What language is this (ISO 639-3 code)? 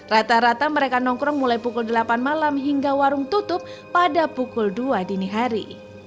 ind